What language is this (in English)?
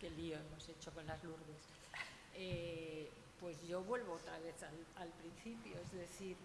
Spanish